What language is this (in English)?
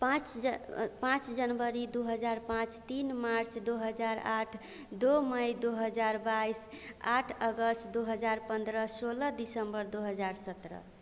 Hindi